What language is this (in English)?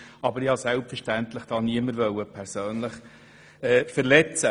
Swiss German